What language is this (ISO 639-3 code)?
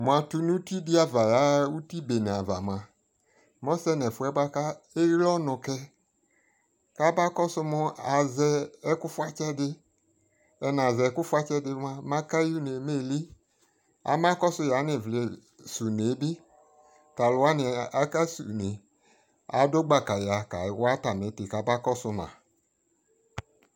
kpo